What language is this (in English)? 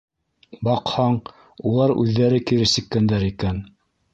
Bashkir